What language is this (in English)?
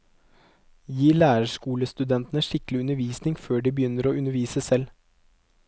Norwegian